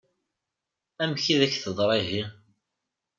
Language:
Kabyle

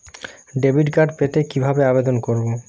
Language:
Bangla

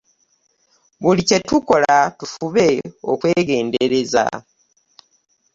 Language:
Ganda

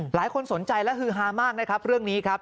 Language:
Thai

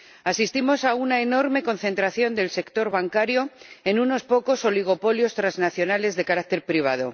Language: Spanish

